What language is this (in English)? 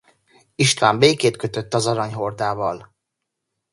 Hungarian